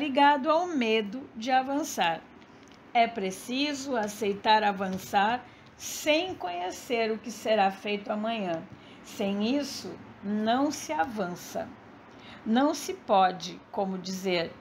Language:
Portuguese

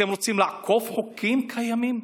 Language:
Hebrew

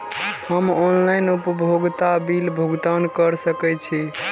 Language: Maithili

